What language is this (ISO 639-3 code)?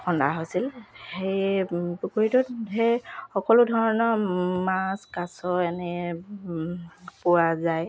asm